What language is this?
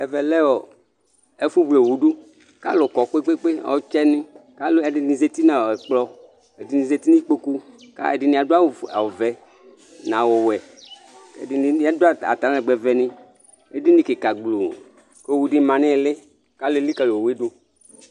Ikposo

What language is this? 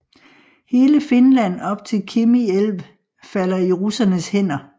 Danish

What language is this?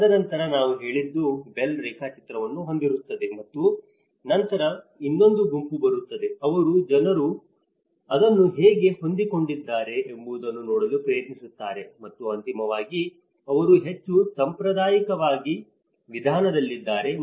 Kannada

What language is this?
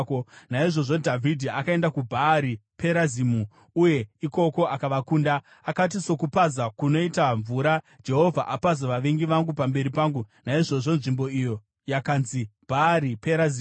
Shona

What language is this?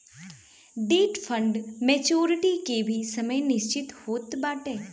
Bhojpuri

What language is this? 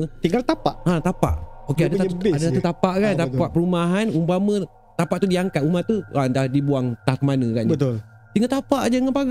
Malay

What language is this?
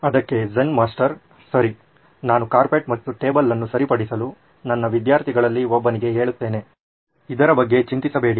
Kannada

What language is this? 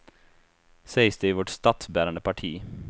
Swedish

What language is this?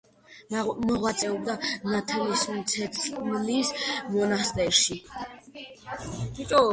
Georgian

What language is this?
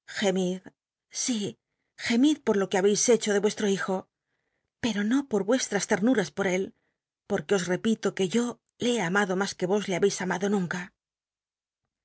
Spanish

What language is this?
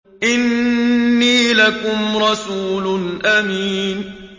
Arabic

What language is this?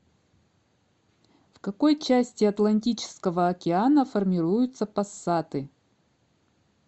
Russian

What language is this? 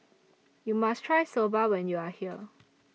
English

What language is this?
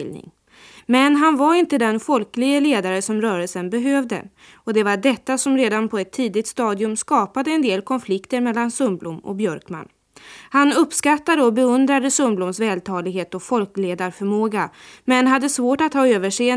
Swedish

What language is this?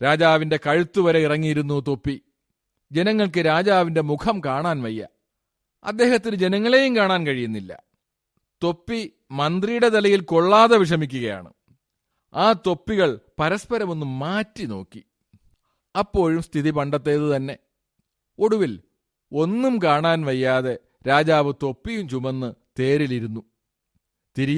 Malayalam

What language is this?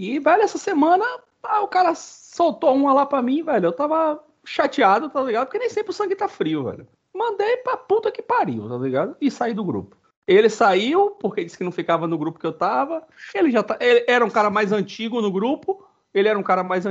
Portuguese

